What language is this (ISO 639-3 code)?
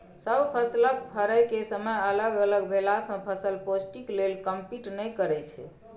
mai